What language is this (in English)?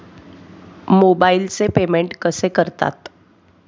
Marathi